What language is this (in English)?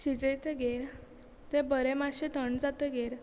Konkani